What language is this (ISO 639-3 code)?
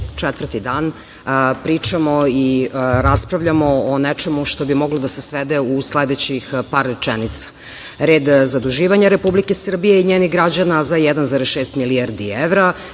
srp